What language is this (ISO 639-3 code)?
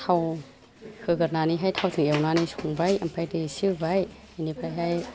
brx